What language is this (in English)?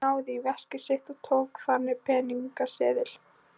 Icelandic